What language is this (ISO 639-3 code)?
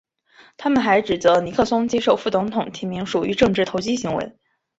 zho